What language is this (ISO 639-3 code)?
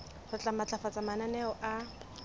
sot